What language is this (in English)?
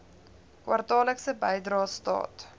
Afrikaans